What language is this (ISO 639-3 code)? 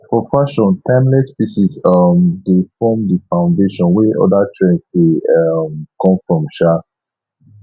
pcm